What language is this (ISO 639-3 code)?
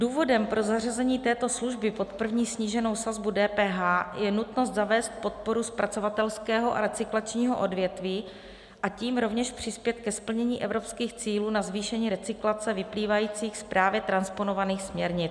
ces